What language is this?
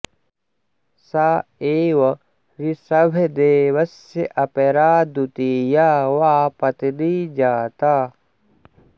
Sanskrit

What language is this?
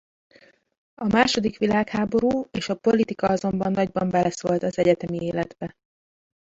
Hungarian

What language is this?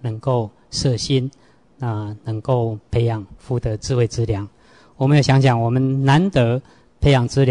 Chinese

